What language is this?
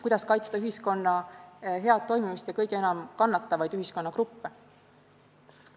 Estonian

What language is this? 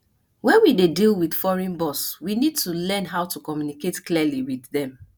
Nigerian Pidgin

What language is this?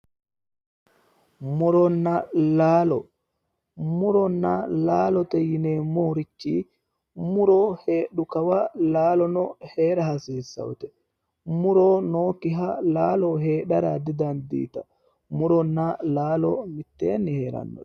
Sidamo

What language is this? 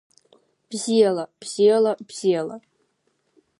Abkhazian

